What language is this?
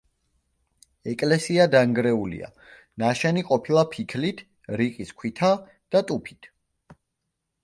Georgian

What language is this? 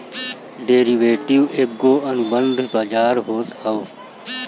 Bhojpuri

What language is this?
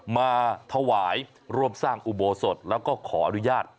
Thai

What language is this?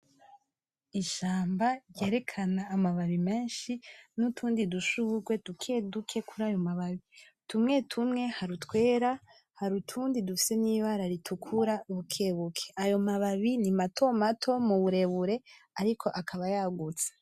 Rundi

